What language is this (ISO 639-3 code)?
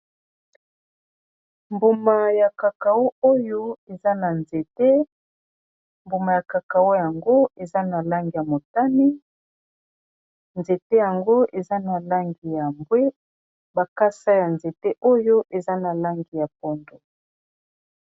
lin